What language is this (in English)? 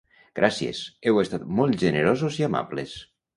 Catalan